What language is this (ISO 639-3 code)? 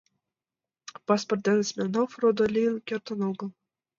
chm